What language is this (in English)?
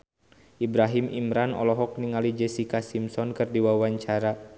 Sundanese